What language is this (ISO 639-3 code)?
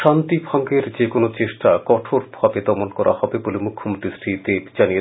ben